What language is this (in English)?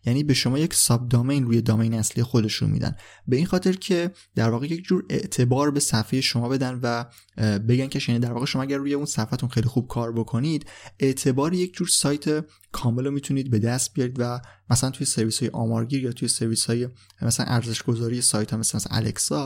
Persian